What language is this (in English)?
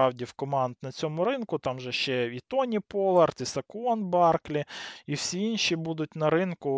Ukrainian